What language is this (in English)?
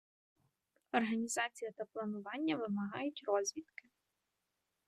Ukrainian